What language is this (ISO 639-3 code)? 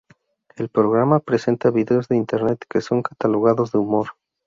spa